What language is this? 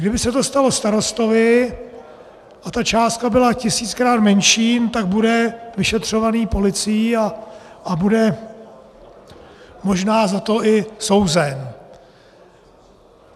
Czech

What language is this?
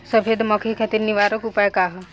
Bhojpuri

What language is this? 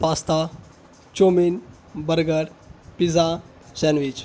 Urdu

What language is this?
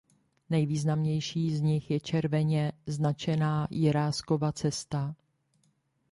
Czech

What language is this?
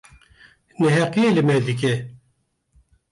Kurdish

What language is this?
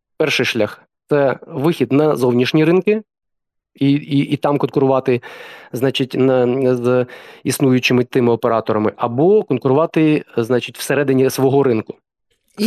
Ukrainian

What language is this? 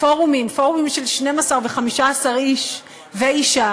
Hebrew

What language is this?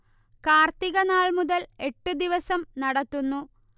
Malayalam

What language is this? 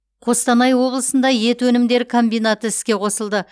Kazakh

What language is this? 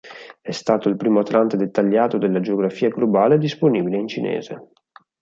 Italian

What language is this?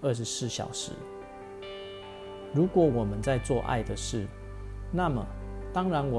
Chinese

